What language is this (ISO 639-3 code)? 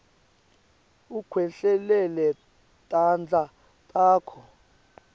ssw